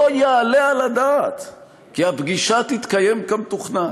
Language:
Hebrew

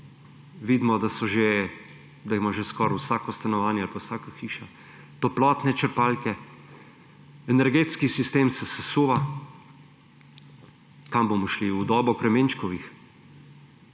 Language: Slovenian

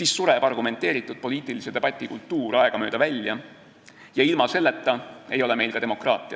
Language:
Estonian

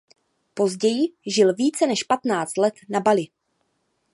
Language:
Czech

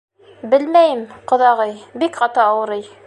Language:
Bashkir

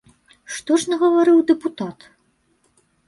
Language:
Belarusian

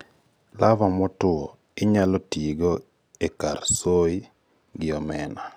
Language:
Luo (Kenya and Tanzania)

